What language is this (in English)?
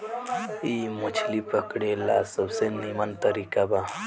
Bhojpuri